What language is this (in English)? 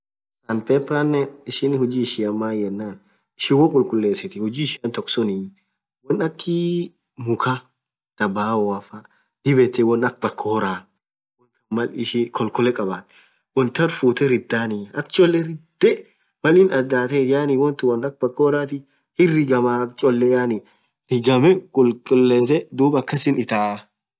Orma